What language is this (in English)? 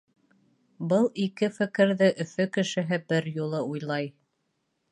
Bashkir